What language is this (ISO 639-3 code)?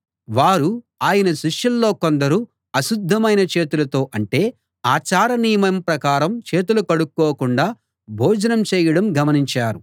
tel